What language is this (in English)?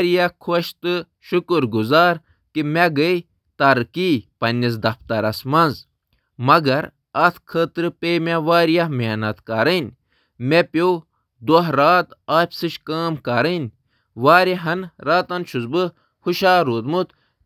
Kashmiri